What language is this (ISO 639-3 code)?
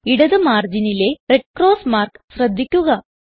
mal